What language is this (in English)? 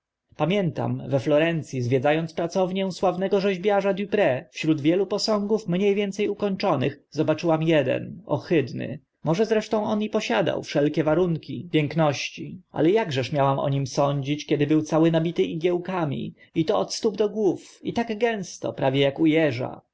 Polish